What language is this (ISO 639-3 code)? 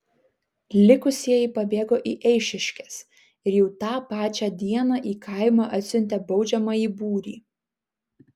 lit